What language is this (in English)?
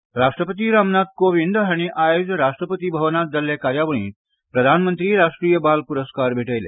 Konkani